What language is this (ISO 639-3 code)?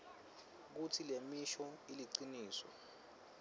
ssw